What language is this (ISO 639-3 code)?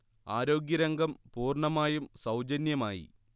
mal